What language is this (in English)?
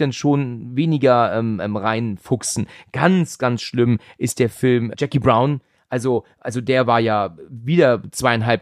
German